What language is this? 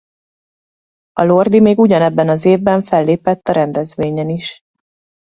Hungarian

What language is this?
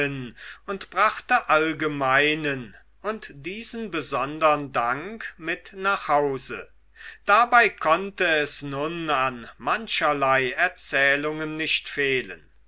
German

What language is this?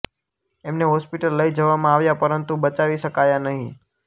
Gujarati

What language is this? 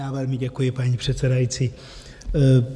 Czech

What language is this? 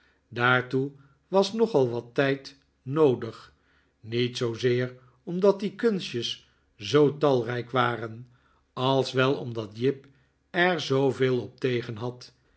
Dutch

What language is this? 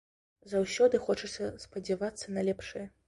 Belarusian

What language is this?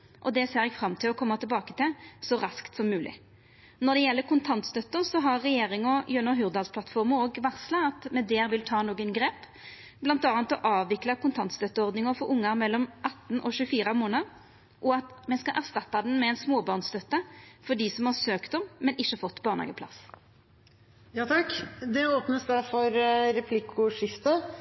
Norwegian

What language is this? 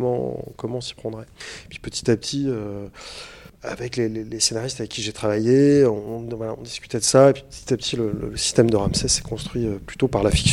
French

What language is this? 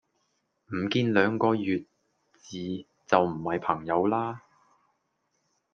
Cantonese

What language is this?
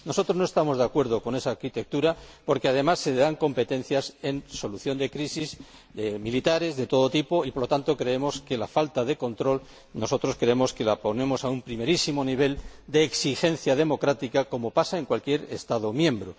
Spanish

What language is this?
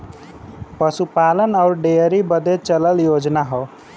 Bhojpuri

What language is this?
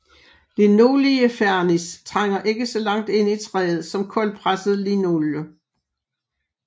Danish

